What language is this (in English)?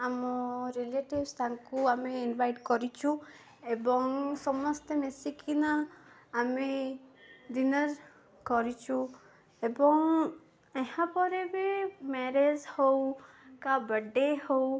Odia